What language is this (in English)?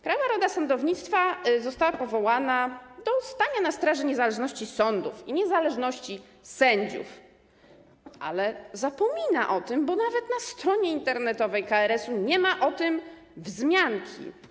Polish